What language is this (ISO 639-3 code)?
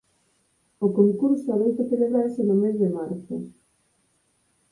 glg